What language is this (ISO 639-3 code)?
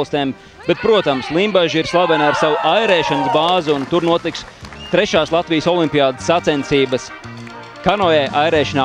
lav